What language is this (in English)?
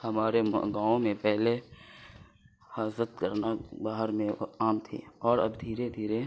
Urdu